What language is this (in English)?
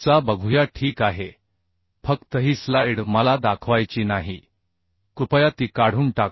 Marathi